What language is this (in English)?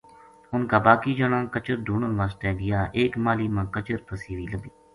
Gujari